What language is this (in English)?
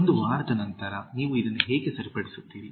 Kannada